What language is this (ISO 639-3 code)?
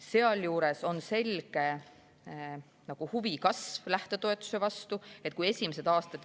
est